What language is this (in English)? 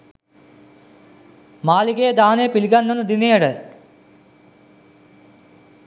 Sinhala